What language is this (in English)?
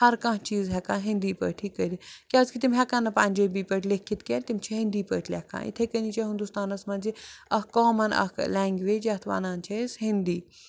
Kashmiri